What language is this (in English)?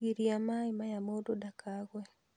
Kikuyu